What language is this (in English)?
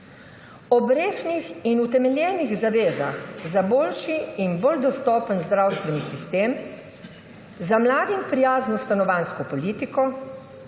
Slovenian